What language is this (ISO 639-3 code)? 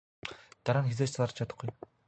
mon